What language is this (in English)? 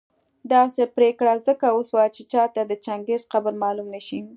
Pashto